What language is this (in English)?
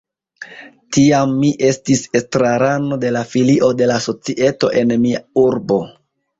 Esperanto